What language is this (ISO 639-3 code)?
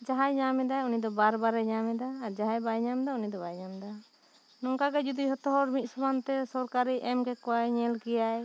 sat